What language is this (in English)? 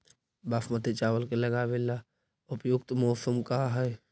Magahi